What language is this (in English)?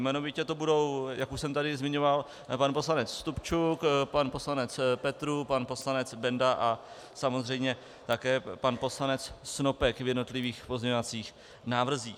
Czech